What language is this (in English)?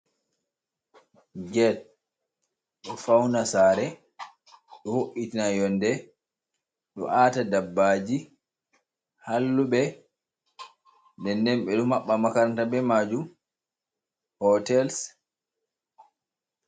Fula